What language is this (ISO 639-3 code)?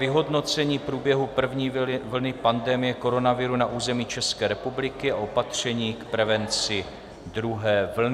ces